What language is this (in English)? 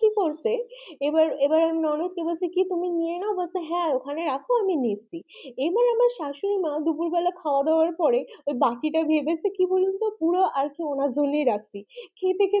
Bangla